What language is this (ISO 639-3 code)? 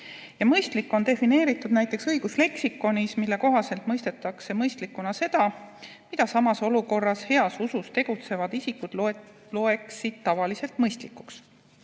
est